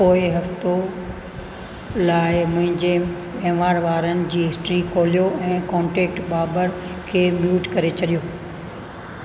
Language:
Sindhi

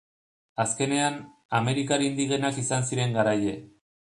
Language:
Basque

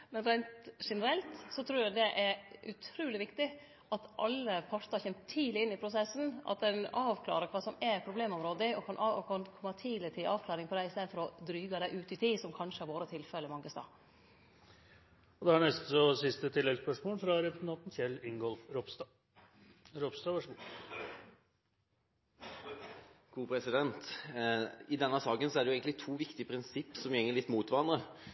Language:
Norwegian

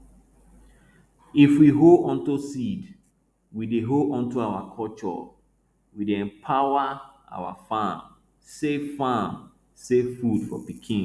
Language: Nigerian Pidgin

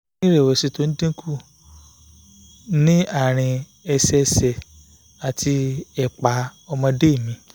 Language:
Yoruba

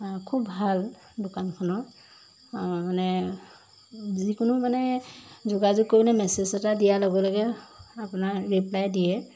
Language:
Assamese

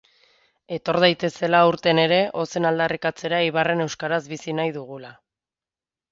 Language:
Basque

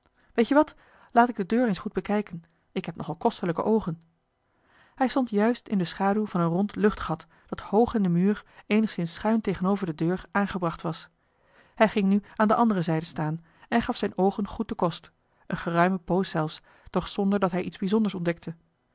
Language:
Dutch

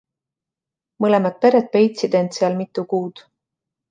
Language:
Estonian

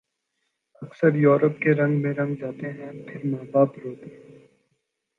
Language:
Urdu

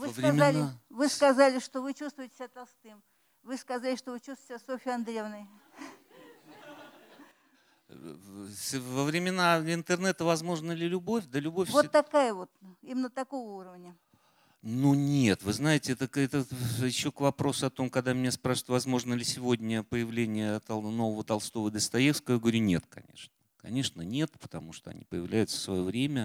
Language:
Russian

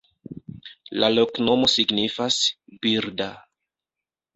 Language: Esperanto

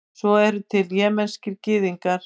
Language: Icelandic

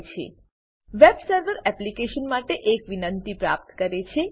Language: Gujarati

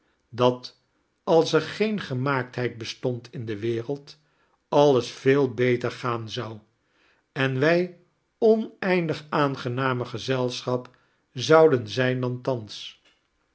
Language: Dutch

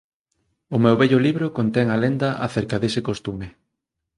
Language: Galician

